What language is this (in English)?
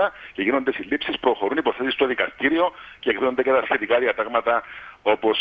Greek